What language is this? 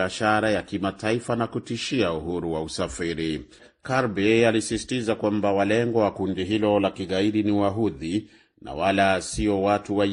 Swahili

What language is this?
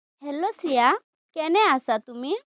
Assamese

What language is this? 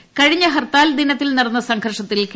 Malayalam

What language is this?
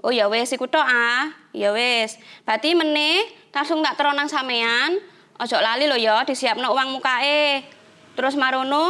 Indonesian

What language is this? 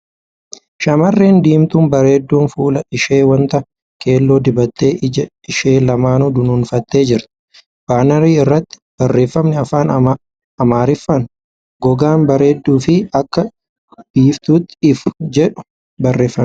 Oromo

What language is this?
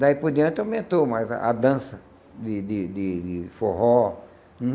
Portuguese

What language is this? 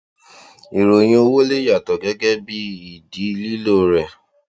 Yoruba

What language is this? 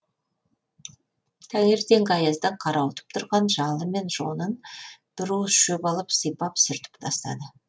Kazakh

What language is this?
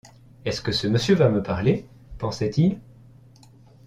French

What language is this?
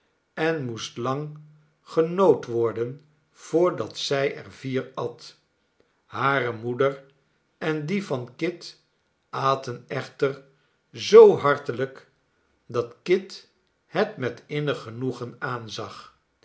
Dutch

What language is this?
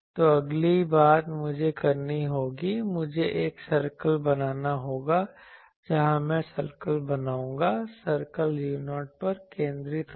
Hindi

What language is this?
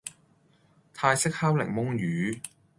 Cantonese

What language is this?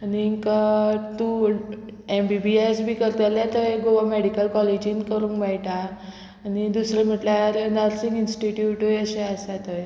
Konkani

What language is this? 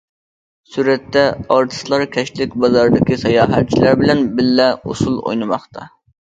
Uyghur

